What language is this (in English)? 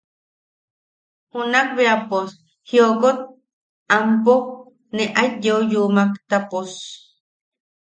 Yaqui